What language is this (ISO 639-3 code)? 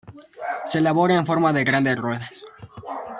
spa